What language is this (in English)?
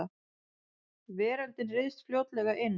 Icelandic